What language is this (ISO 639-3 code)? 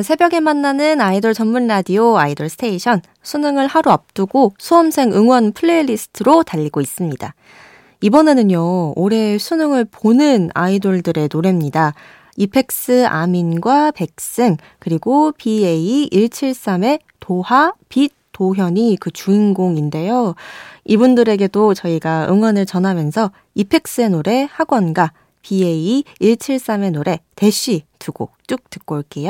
kor